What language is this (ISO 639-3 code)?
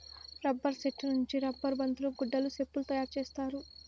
tel